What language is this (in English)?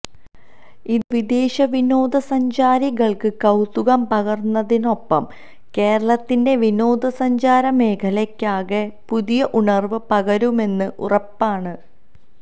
Malayalam